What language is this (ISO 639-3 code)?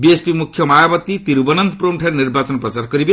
ori